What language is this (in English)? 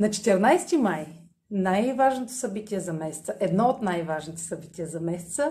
Bulgarian